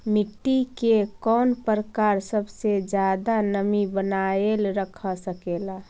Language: Magahi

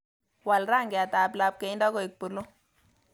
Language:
Kalenjin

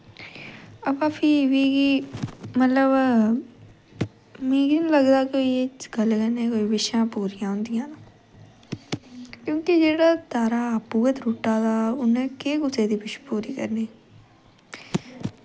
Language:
Dogri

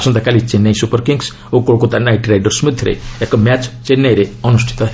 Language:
Odia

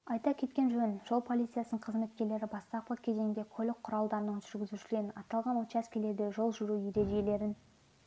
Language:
Kazakh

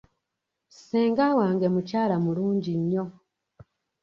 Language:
Ganda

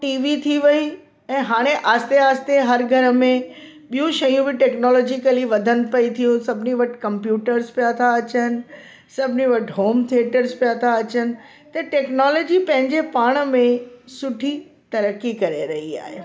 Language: Sindhi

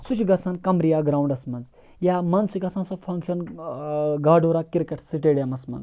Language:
Kashmiri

